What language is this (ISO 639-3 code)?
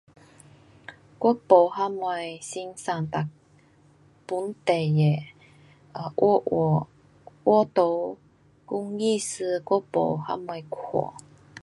cpx